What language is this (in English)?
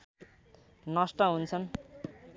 Nepali